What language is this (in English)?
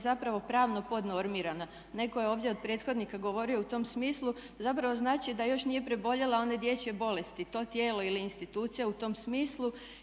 Croatian